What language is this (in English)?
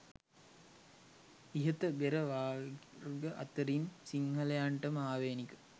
Sinhala